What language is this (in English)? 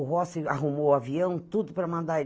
Portuguese